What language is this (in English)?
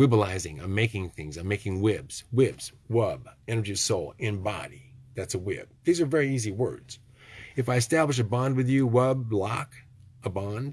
English